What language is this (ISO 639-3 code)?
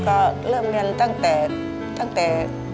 tha